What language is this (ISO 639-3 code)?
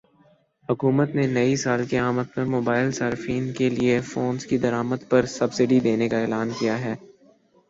urd